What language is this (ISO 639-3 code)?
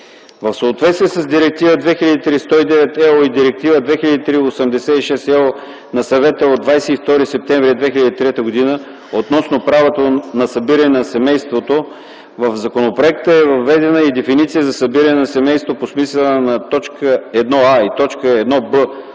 bul